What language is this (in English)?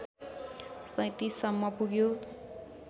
Nepali